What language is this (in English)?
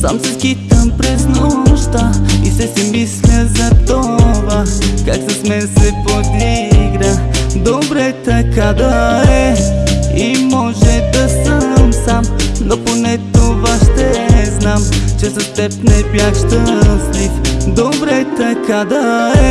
Bulgarian